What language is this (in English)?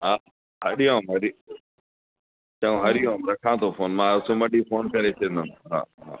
Sindhi